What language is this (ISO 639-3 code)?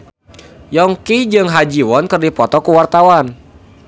sun